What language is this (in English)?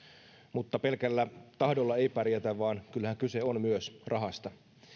Finnish